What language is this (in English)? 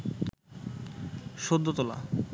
Bangla